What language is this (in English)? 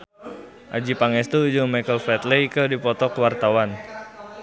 Sundanese